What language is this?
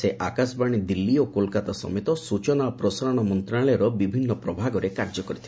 Odia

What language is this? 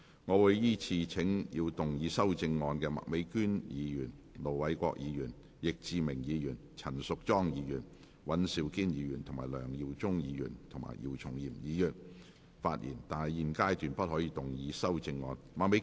Cantonese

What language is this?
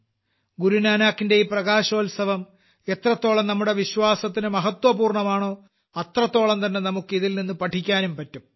Malayalam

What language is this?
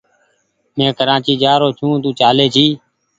Goaria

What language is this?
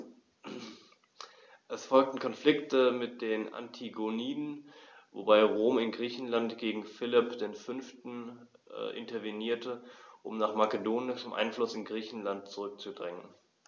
German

